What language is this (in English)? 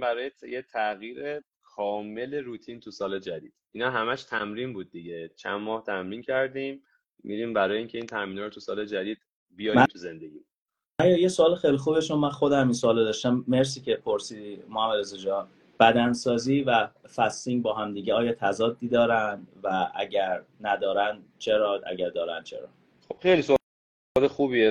Persian